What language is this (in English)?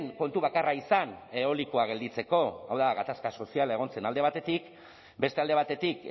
Basque